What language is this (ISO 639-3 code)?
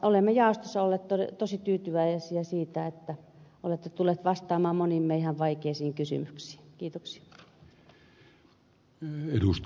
fin